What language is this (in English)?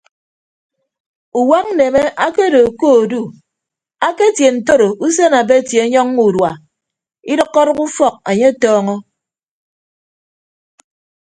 Ibibio